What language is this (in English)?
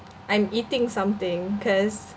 English